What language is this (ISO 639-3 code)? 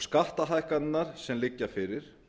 isl